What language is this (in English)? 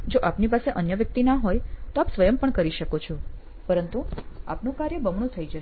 Gujarati